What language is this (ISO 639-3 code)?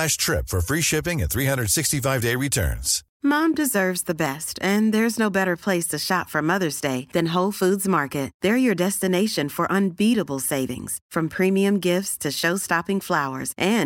swe